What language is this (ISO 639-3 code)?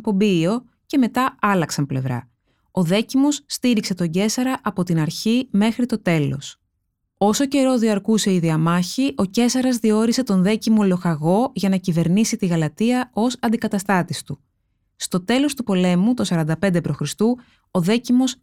ell